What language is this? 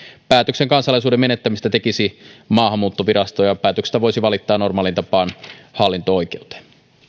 Finnish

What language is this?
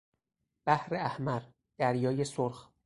Persian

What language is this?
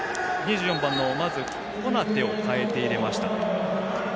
Japanese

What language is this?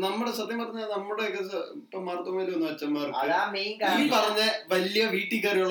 Malayalam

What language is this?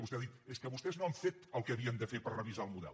Catalan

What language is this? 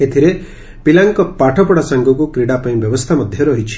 Odia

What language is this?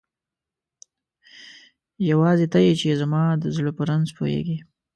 Pashto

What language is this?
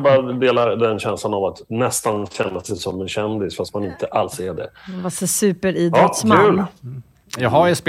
Swedish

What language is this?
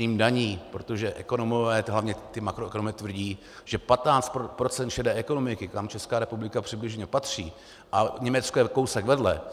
Czech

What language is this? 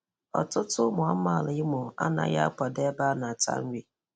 Igbo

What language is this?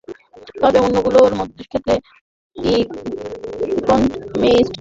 Bangla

